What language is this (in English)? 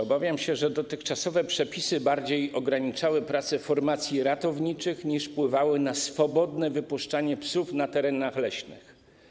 Polish